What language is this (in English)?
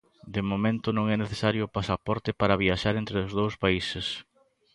Galician